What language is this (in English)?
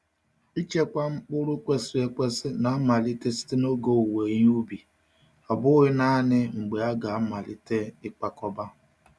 Igbo